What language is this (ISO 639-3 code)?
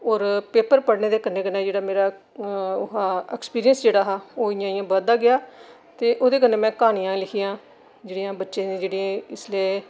doi